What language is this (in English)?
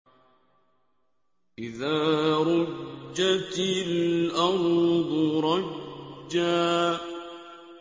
Arabic